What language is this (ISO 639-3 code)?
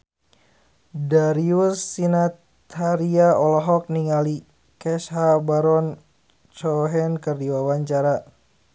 sun